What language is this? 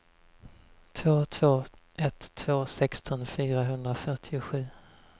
Swedish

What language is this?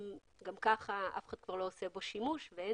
Hebrew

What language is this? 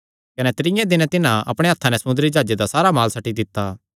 Kangri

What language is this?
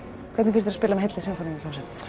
Icelandic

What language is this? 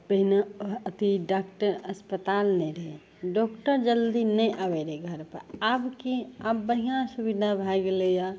Maithili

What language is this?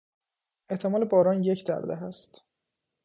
Persian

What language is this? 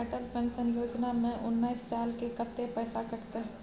Maithili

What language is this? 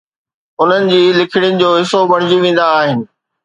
Sindhi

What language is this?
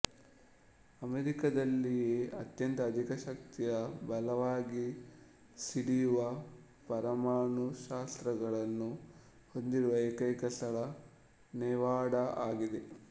Kannada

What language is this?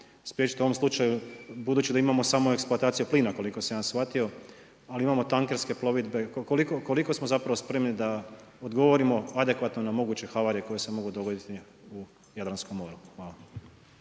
Croatian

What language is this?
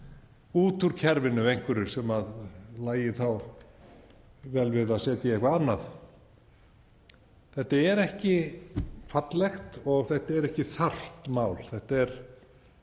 Icelandic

